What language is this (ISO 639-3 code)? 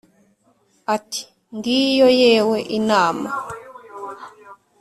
kin